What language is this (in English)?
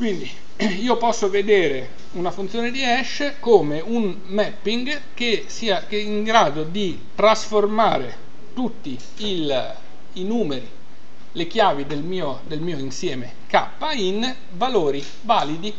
Italian